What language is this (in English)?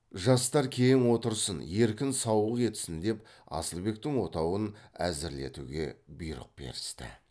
Kazakh